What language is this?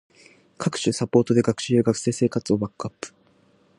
Japanese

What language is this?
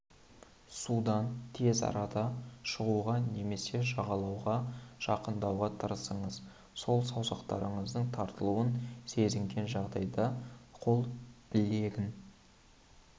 Kazakh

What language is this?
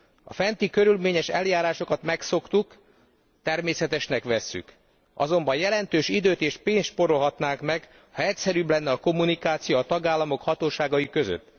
Hungarian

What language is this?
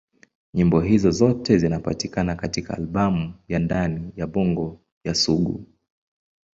Swahili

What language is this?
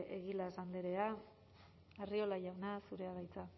Basque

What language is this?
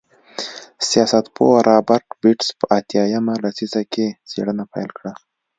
Pashto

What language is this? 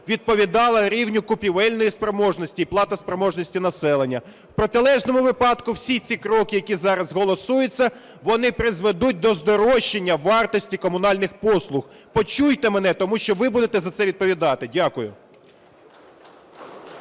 Ukrainian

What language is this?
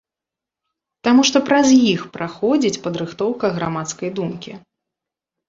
Belarusian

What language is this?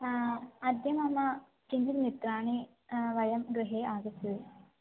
Sanskrit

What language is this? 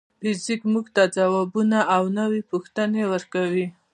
Pashto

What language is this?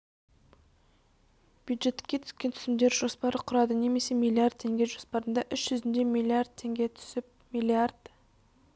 Kazakh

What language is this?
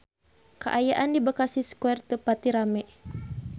Sundanese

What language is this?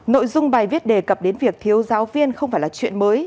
Vietnamese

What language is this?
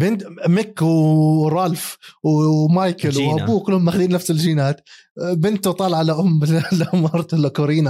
Arabic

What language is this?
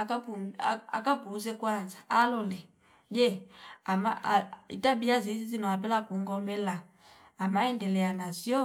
Fipa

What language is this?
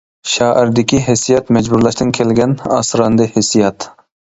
Uyghur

